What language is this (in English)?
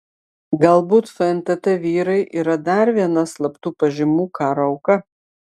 Lithuanian